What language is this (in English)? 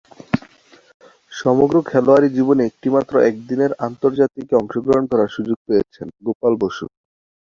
Bangla